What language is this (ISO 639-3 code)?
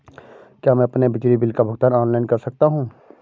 hin